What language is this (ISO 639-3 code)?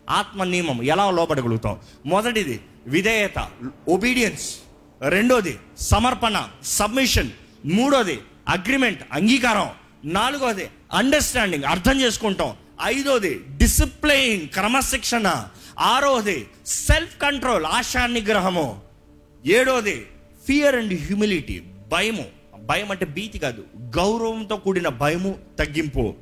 tel